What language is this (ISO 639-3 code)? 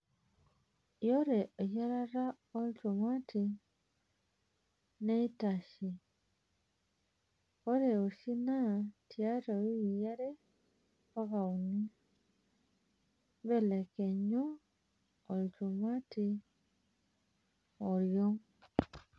mas